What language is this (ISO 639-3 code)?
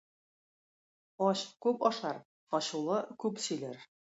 tat